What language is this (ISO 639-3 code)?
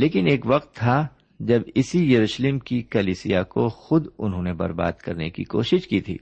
urd